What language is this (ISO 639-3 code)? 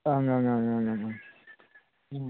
brx